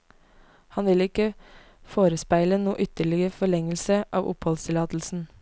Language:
Norwegian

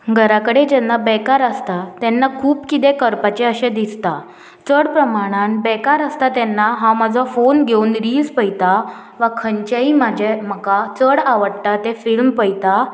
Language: Konkani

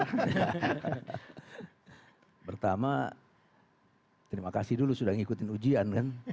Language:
Indonesian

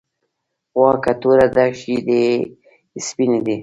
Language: Pashto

